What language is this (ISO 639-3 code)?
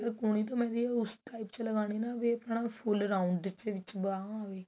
pan